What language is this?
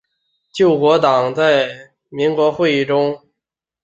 Chinese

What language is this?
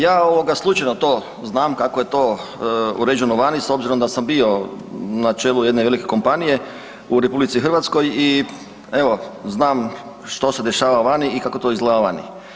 Croatian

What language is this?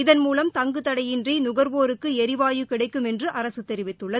Tamil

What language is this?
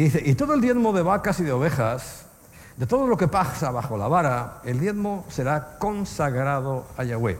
Spanish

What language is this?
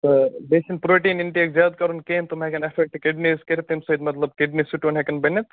Kashmiri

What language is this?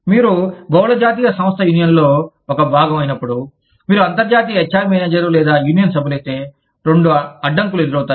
Telugu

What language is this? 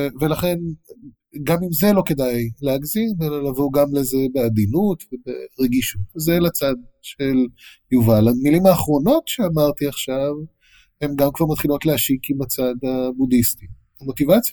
Hebrew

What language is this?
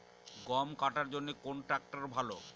Bangla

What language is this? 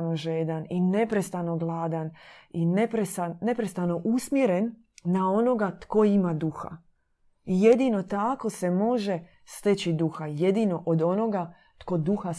Croatian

